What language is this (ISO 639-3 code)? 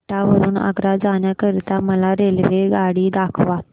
mar